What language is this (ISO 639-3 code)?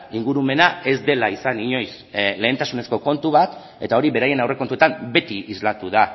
eus